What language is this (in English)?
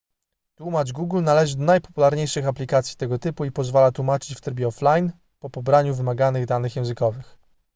Polish